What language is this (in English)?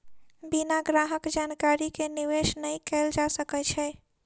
Maithili